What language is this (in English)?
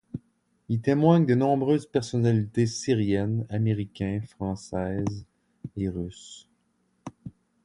French